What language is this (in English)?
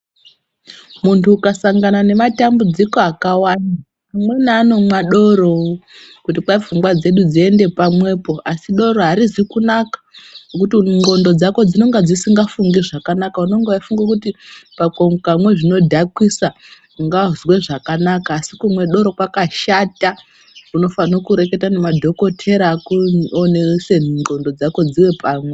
Ndau